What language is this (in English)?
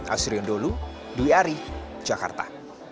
Indonesian